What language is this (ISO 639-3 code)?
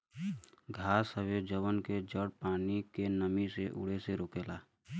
bho